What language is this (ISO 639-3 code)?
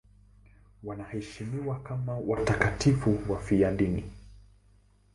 swa